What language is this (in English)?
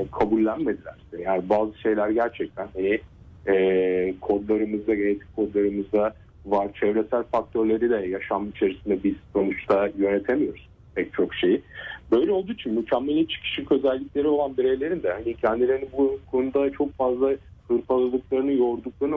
Turkish